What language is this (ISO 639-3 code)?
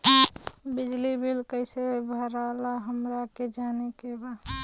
bho